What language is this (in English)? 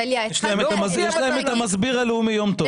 Hebrew